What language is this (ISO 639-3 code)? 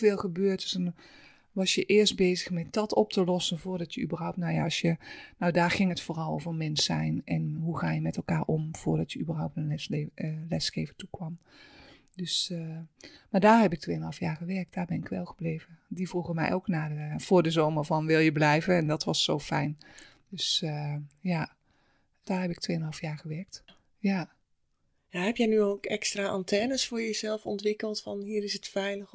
nld